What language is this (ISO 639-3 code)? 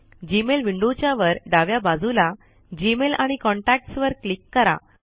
mar